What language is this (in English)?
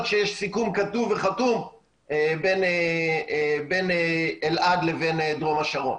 Hebrew